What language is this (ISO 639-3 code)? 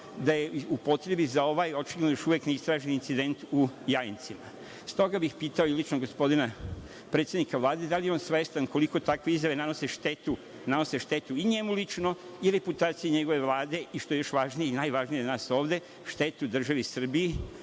srp